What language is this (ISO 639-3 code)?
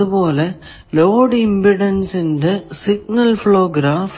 mal